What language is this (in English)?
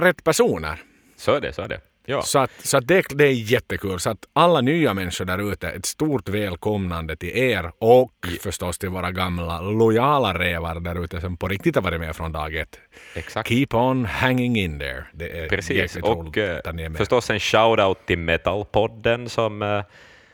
Swedish